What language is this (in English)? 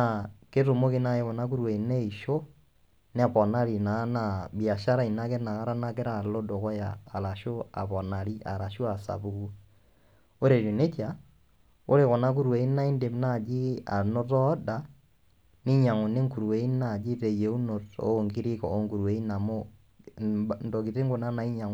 Masai